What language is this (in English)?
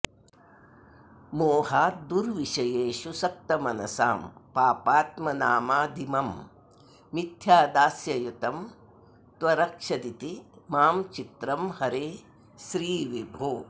Sanskrit